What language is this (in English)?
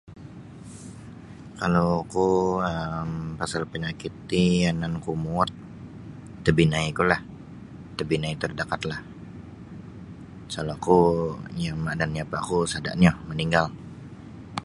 Sabah Bisaya